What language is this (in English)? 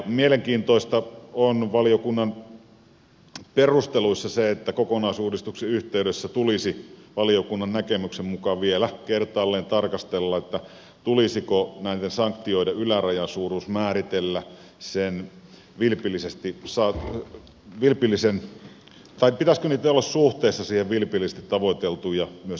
Finnish